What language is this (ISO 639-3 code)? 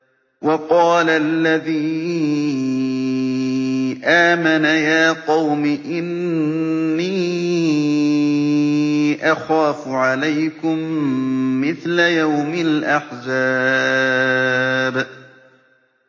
ara